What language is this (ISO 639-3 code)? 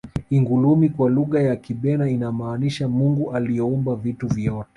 swa